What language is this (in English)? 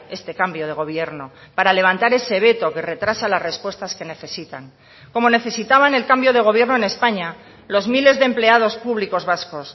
Spanish